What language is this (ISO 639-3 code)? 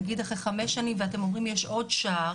heb